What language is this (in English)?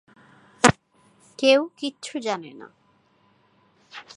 Bangla